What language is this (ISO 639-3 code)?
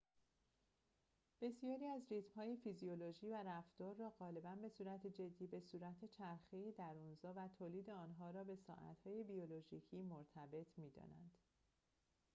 fas